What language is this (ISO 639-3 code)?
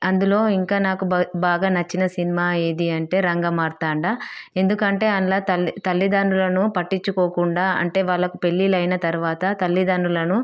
tel